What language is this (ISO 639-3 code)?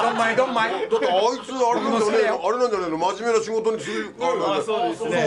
jpn